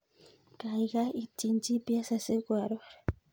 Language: Kalenjin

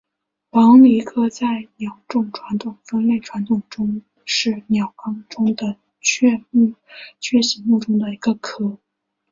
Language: Chinese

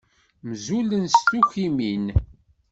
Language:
Kabyle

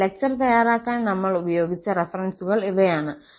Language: Malayalam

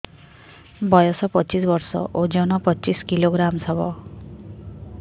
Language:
Odia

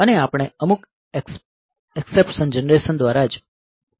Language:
Gujarati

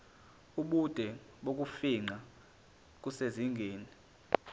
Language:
Zulu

